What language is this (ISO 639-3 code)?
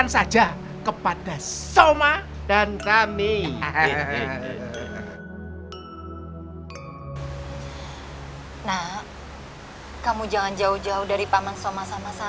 ind